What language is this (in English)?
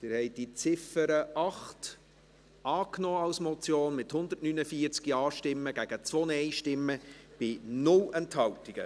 Swiss German